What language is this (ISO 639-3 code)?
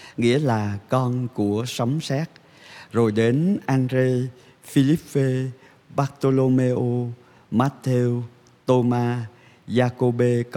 vie